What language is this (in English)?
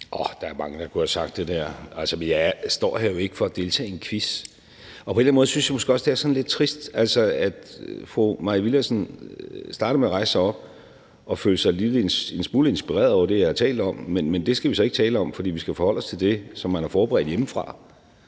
Danish